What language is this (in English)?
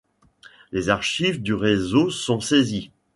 French